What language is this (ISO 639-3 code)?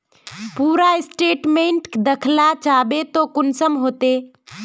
mag